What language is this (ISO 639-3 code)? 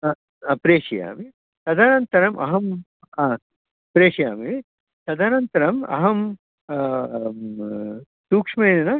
san